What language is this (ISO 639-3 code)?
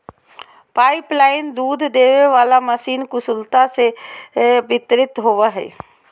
mag